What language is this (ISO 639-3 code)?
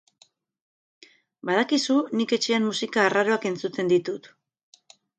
eus